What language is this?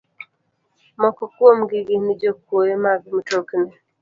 Luo (Kenya and Tanzania)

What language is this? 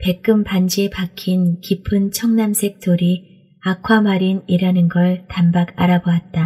Korean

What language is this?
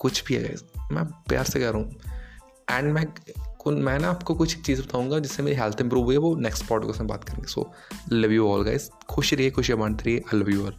Hindi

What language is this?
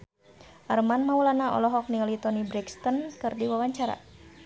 Sundanese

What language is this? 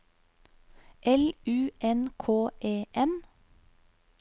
Norwegian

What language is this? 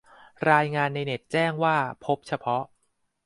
Thai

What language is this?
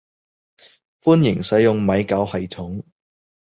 Cantonese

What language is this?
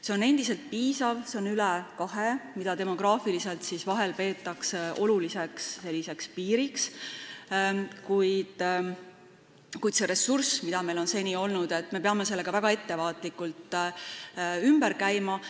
Estonian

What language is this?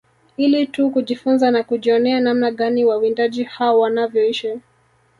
Swahili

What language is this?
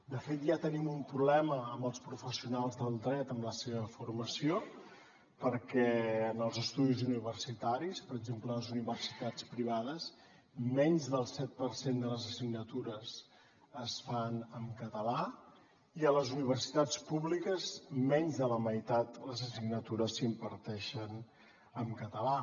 Catalan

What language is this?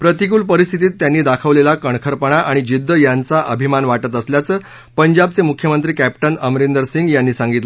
Marathi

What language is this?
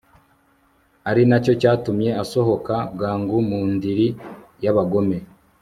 Kinyarwanda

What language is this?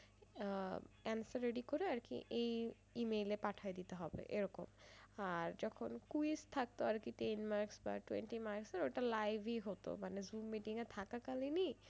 Bangla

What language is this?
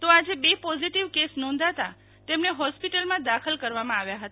Gujarati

